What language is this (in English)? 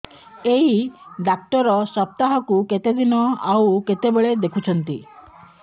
Odia